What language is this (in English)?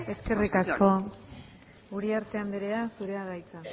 Basque